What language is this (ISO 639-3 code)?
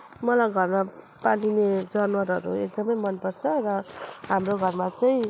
nep